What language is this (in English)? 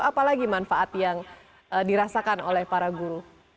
Indonesian